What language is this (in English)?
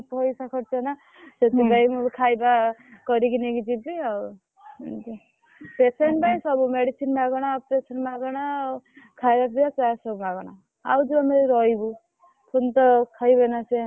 Odia